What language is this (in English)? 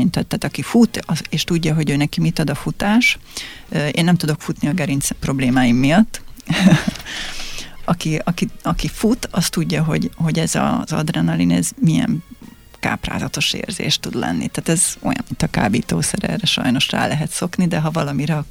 Hungarian